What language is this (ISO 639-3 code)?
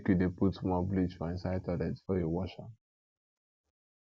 pcm